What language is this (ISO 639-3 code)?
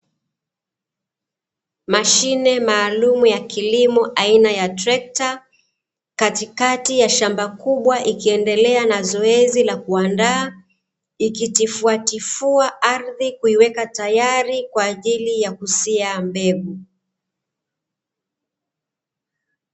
swa